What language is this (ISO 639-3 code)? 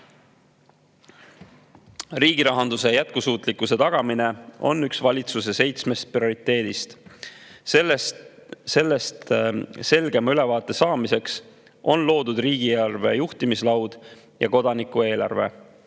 est